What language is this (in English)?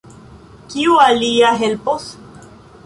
Esperanto